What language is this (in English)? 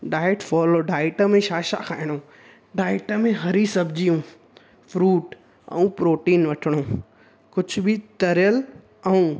Sindhi